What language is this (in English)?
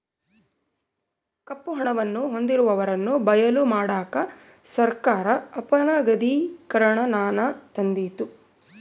Kannada